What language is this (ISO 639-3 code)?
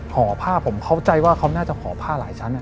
tha